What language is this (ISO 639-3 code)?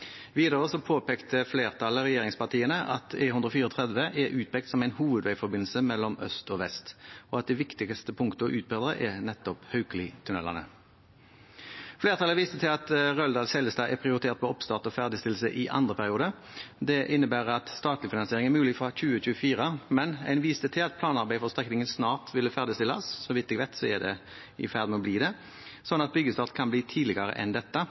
nob